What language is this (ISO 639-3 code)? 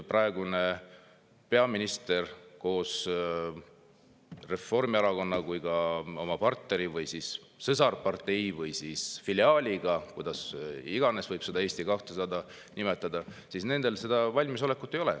est